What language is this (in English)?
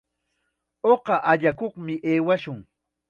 Chiquián Ancash Quechua